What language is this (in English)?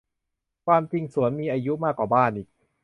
Thai